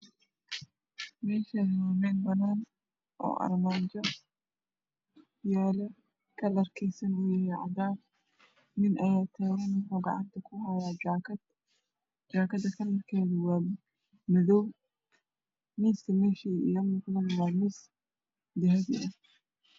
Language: Somali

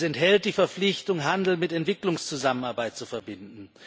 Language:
German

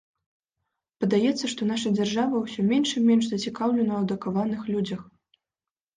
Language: Belarusian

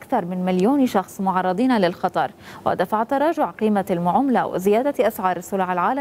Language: Arabic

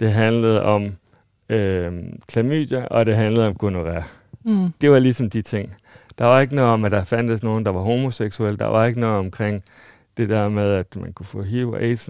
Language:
Danish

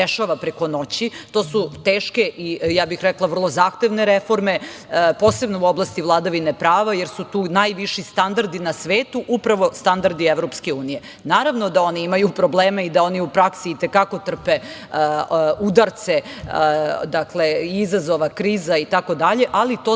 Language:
Serbian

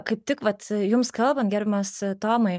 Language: Lithuanian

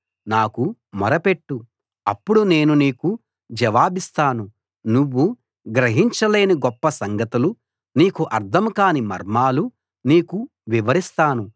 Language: Telugu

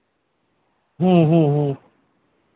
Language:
Santali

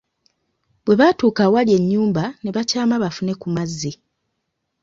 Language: Ganda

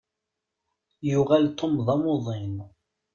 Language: Kabyle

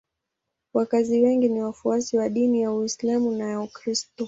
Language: Swahili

